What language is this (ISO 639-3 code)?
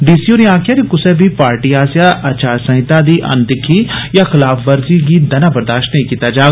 doi